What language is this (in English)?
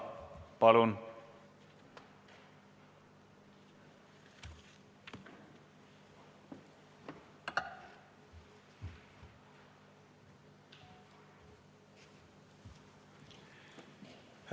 Estonian